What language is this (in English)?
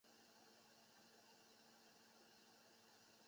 Chinese